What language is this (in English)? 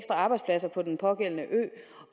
Danish